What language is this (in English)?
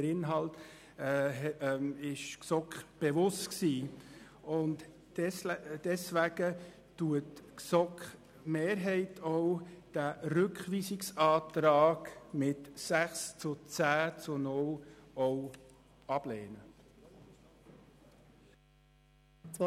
Swiss German